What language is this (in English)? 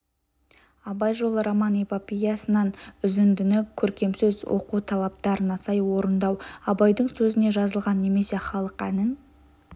Kazakh